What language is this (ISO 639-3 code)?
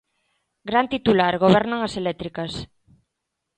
glg